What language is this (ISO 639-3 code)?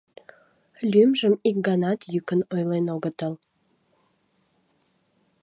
chm